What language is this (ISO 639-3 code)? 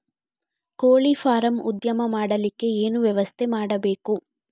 kan